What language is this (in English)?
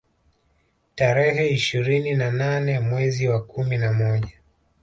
Swahili